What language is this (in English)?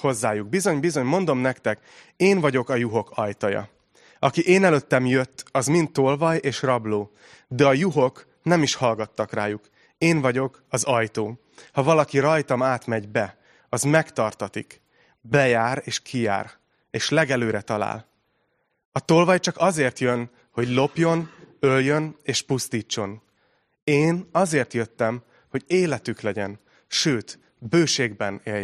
Hungarian